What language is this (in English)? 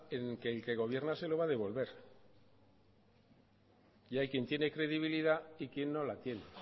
Spanish